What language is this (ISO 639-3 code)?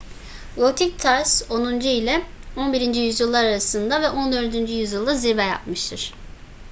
tur